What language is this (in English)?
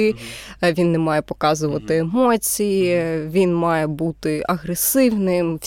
Ukrainian